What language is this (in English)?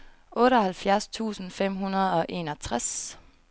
Danish